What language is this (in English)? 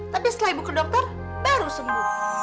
Indonesian